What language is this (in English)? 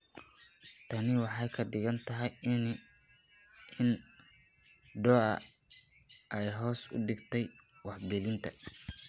Somali